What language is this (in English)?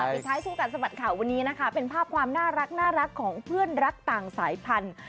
Thai